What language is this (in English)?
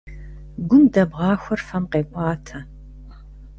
Kabardian